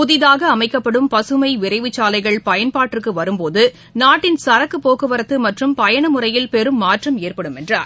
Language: Tamil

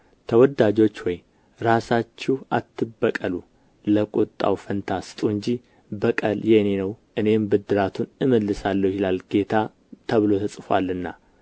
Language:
Amharic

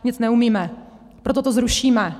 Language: Czech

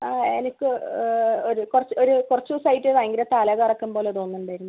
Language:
Malayalam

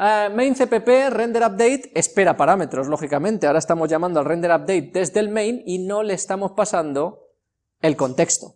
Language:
Spanish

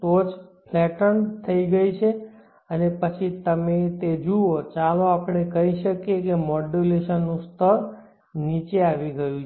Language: Gujarati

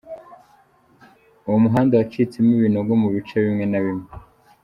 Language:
Kinyarwanda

